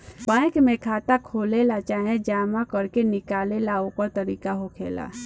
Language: Bhojpuri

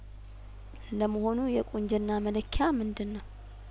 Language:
Amharic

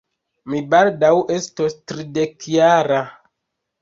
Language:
Esperanto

